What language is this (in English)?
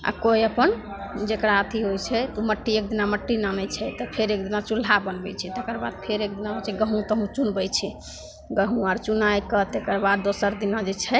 Maithili